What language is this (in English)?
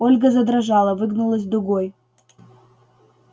Russian